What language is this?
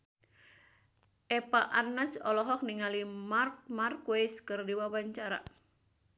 Sundanese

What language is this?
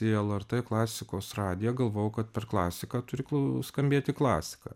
Lithuanian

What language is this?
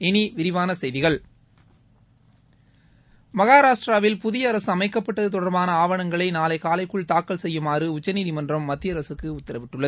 Tamil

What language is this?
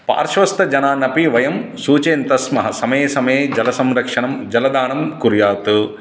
Sanskrit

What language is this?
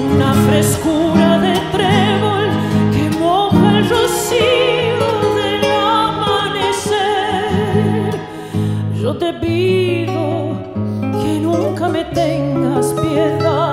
Romanian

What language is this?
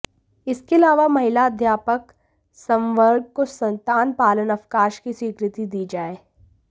Hindi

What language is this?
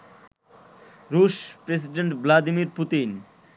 Bangla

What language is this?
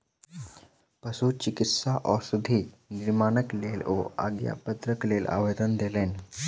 Maithili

